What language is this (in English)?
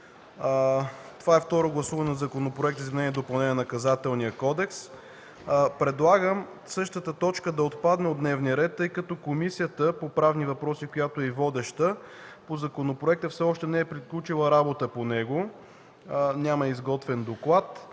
Bulgarian